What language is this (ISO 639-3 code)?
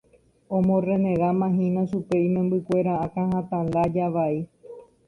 grn